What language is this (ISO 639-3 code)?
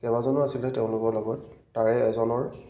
asm